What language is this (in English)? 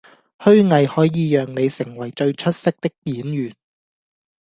Cantonese